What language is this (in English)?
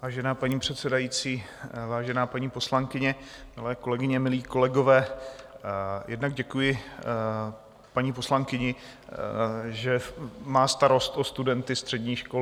Czech